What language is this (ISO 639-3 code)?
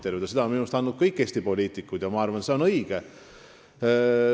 est